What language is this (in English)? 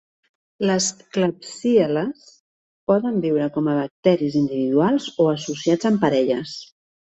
Catalan